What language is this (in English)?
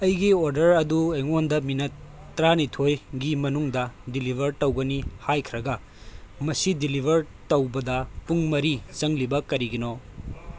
Manipuri